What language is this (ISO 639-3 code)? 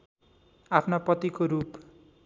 nep